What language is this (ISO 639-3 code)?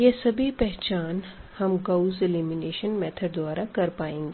hin